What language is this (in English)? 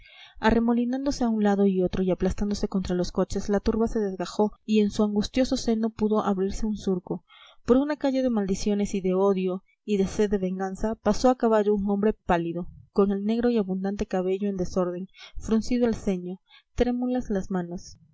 Spanish